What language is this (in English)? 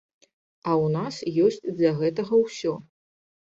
Belarusian